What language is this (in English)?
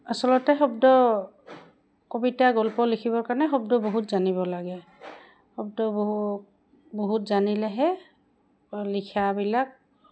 Assamese